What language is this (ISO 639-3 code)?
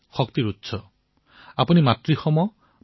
asm